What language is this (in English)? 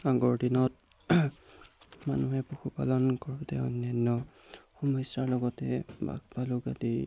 Assamese